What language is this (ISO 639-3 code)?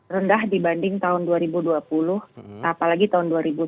ind